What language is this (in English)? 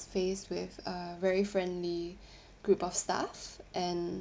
English